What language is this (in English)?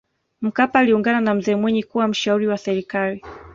Swahili